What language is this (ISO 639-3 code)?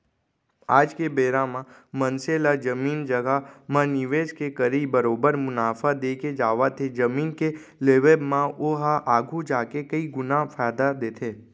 hne